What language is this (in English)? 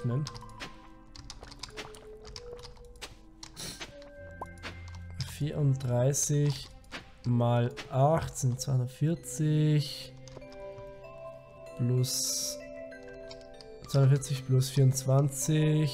German